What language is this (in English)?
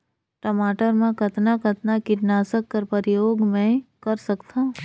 Chhattisgarhi